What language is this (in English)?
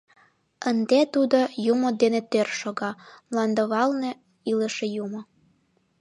Mari